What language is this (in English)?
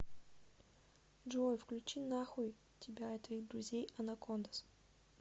Russian